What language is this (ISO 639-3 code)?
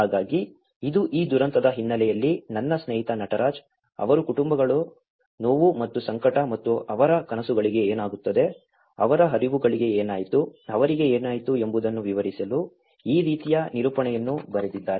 kan